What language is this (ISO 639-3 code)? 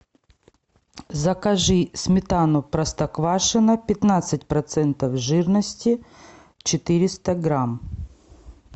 rus